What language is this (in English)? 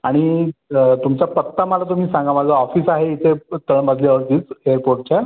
Marathi